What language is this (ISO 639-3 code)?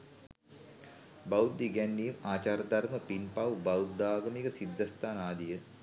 sin